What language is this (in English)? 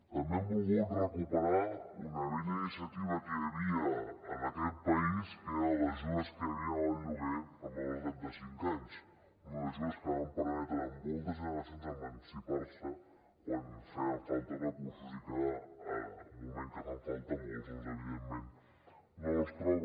Catalan